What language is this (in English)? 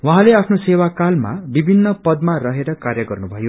Nepali